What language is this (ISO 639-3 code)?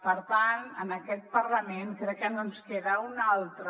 cat